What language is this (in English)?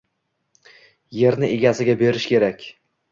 Uzbek